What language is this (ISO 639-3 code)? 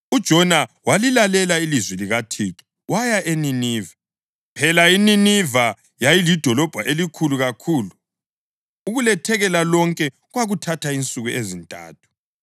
nde